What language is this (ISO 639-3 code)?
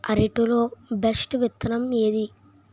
tel